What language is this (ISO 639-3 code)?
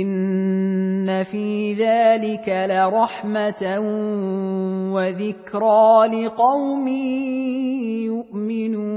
ara